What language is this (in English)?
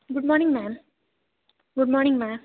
Sanskrit